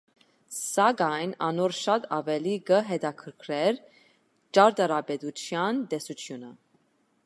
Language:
Armenian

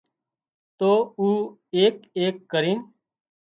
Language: Wadiyara Koli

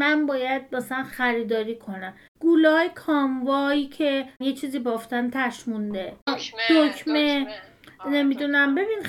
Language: Persian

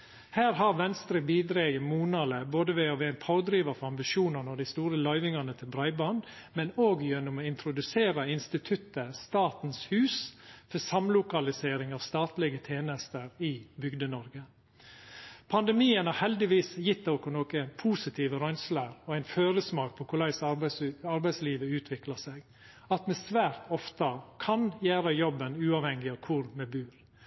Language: Norwegian Nynorsk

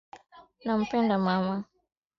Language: Swahili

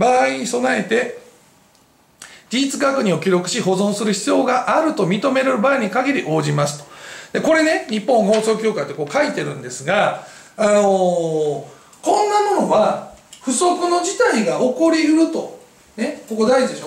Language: Japanese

